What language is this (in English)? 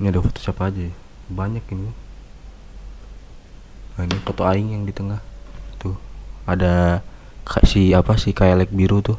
Indonesian